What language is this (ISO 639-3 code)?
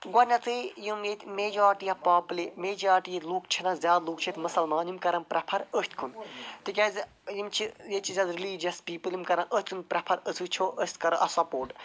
kas